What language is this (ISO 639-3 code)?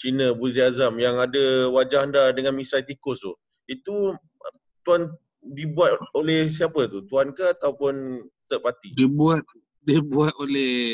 msa